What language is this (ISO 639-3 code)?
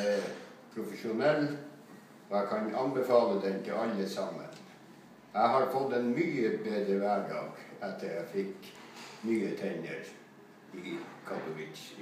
nor